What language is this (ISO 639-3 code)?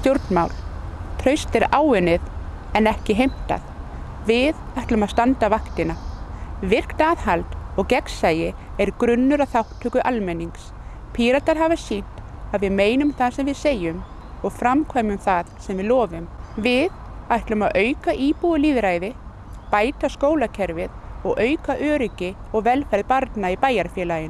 isl